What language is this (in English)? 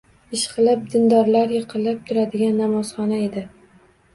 Uzbek